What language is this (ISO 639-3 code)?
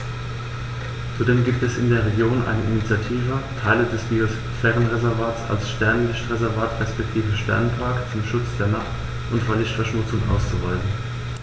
deu